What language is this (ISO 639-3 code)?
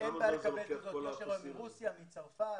heb